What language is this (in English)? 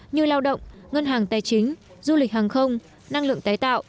Vietnamese